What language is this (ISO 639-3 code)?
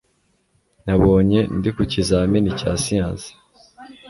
kin